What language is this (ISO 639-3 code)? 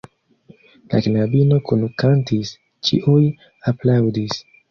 epo